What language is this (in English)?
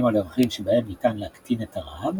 Hebrew